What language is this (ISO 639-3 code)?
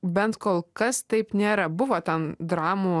lit